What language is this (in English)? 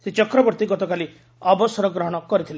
Odia